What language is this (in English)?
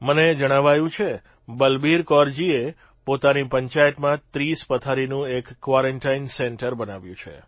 Gujarati